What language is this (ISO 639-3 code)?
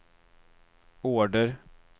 swe